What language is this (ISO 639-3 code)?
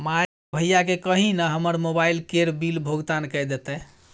mai